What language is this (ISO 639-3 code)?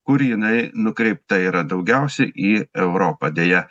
lit